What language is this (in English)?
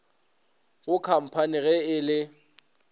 Northern Sotho